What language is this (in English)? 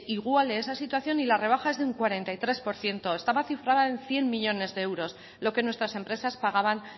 Spanish